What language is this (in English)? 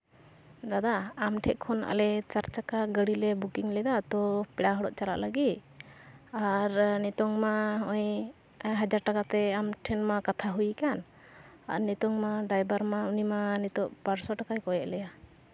Santali